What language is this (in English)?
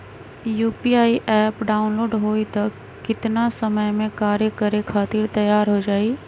Magahi